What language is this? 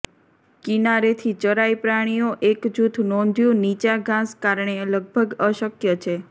Gujarati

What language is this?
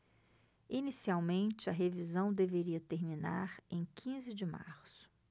Portuguese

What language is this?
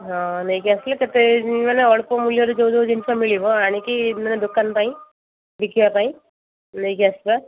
Odia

